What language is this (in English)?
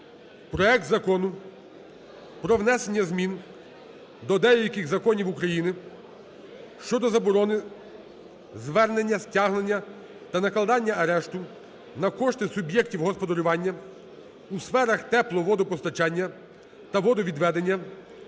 Ukrainian